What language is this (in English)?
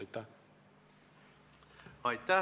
Estonian